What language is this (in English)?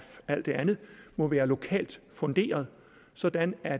Danish